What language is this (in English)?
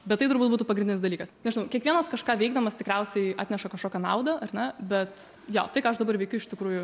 Lithuanian